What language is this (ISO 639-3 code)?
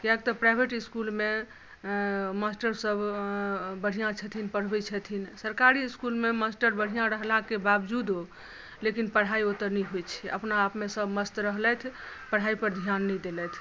mai